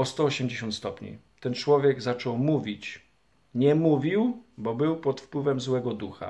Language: Polish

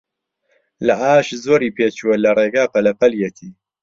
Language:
Central Kurdish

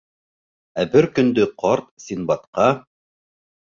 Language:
Bashkir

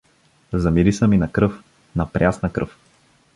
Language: Bulgarian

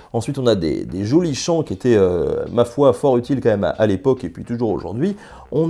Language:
French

